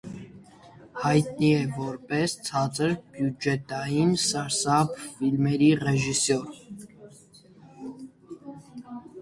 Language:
Armenian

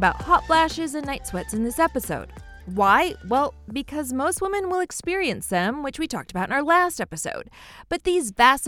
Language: English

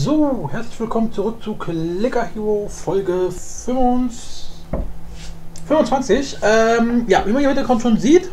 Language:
German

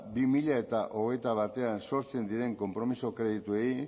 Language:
Basque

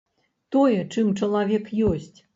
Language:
Belarusian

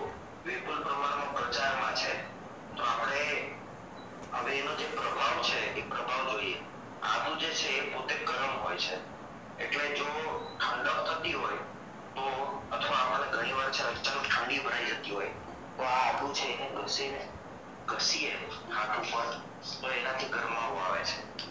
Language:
Romanian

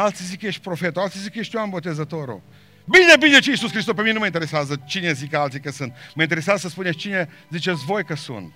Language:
Romanian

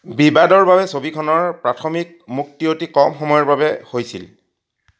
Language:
Assamese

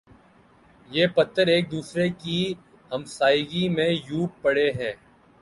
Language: Urdu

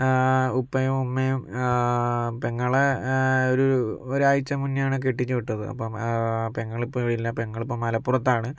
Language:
Malayalam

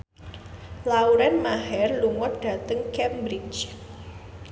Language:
Javanese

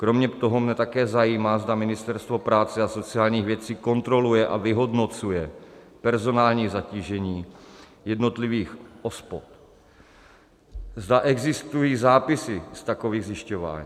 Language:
Czech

